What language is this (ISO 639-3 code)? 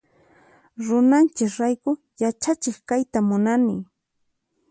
qxp